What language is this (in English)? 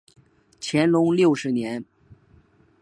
Chinese